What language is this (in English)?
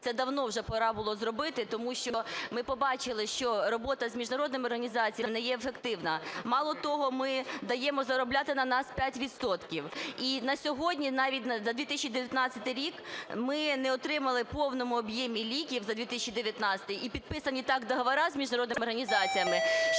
Ukrainian